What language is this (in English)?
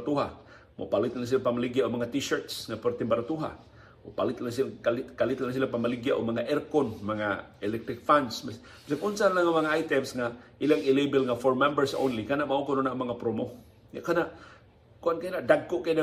Filipino